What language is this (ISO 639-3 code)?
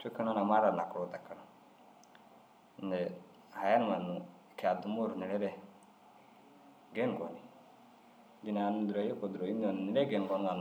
dzg